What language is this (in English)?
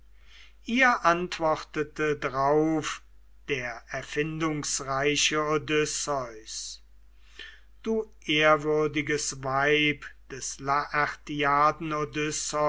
German